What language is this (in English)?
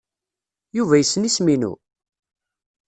Kabyle